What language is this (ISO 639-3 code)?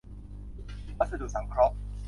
tha